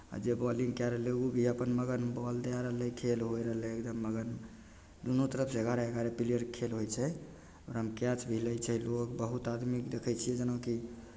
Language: Maithili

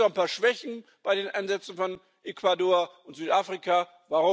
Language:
German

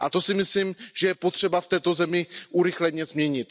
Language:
Czech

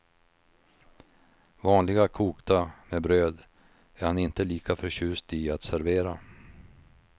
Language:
Swedish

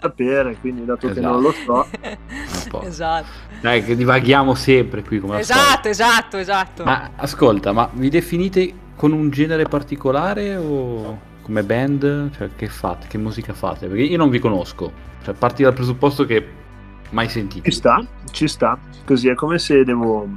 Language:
Italian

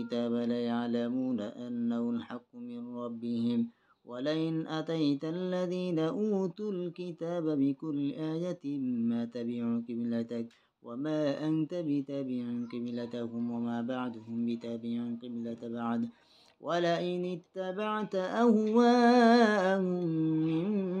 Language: Arabic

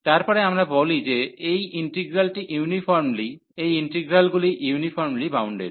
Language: Bangla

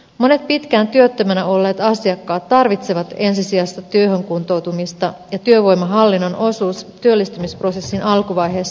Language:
Finnish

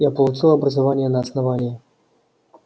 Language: Russian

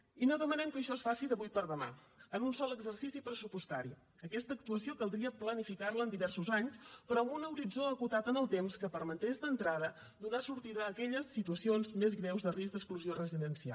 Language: Catalan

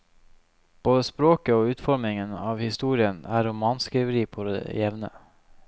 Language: Norwegian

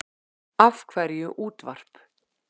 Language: Icelandic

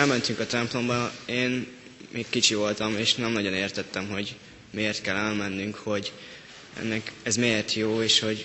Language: Hungarian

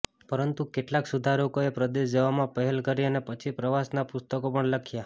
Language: Gujarati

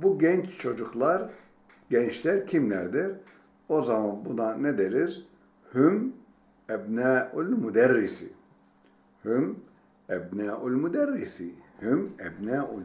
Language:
Turkish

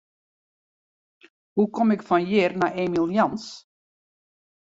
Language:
Western Frisian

